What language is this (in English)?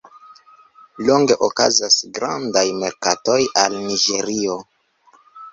Esperanto